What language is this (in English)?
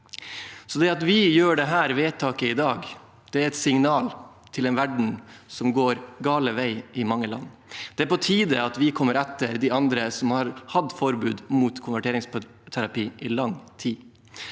Norwegian